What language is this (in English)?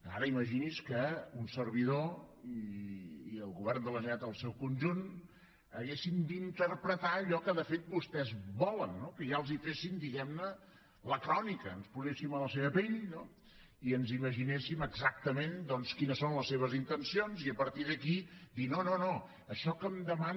Catalan